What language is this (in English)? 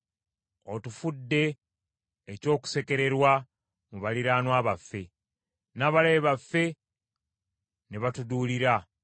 Ganda